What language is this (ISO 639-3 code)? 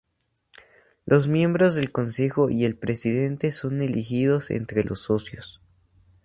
spa